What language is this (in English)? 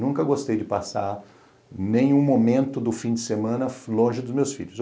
Portuguese